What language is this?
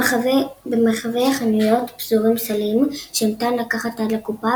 Hebrew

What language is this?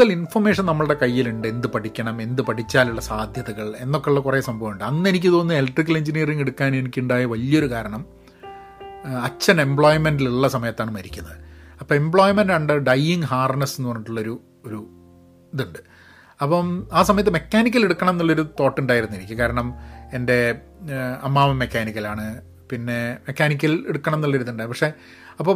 Malayalam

